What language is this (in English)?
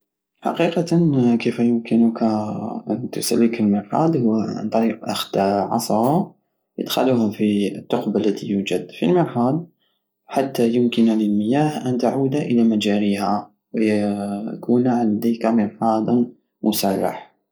Algerian Saharan Arabic